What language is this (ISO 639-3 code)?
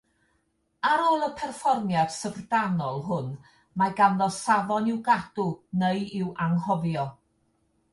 cym